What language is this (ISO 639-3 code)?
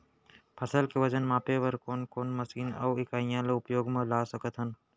hne